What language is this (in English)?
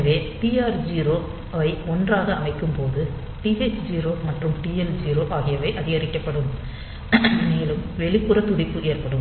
Tamil